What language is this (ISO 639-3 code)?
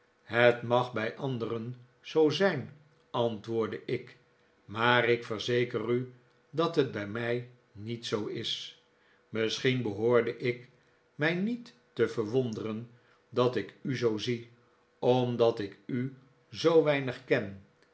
nld